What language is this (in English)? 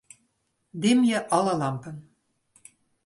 Western Frisian